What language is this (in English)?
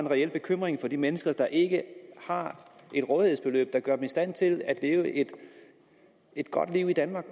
Danish